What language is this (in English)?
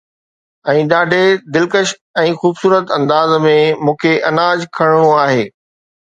Sindhi